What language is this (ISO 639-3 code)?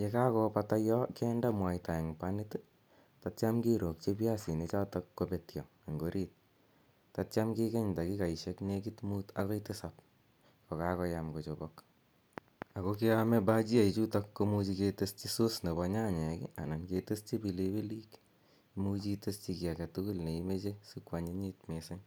kln